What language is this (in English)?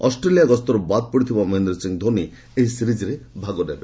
Odia